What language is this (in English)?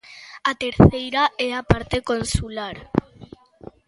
Galician